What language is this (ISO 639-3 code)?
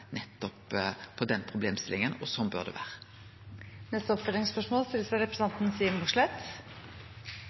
nno